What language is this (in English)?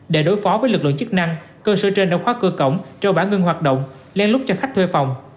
Vietnamese